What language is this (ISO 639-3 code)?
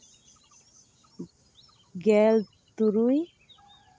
sat